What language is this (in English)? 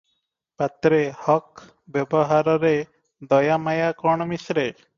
Odia